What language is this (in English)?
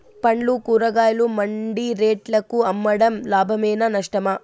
Telugu